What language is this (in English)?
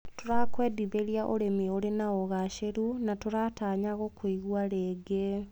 Kikuyu